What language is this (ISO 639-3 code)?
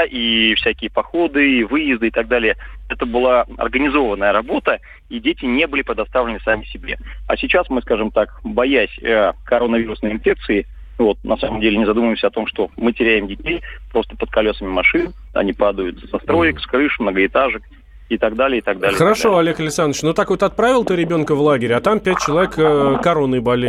rus